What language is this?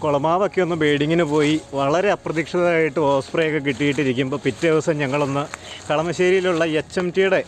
Italian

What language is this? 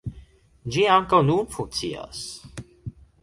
Esperanto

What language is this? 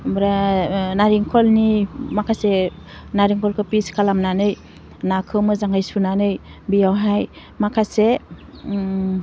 Bodo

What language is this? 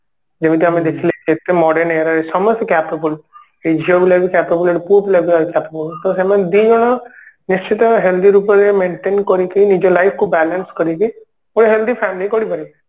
Odia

